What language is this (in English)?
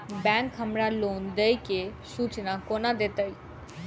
Maithili